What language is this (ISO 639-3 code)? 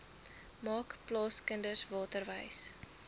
afr